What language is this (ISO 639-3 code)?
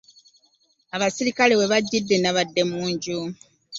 lug